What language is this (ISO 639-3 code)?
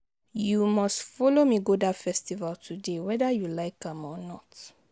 pcm